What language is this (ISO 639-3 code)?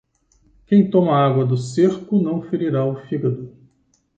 por